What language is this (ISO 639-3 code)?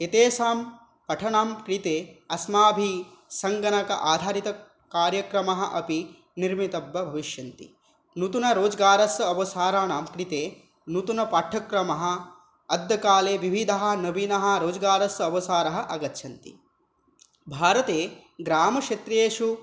san